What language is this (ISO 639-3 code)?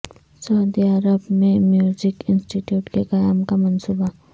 urd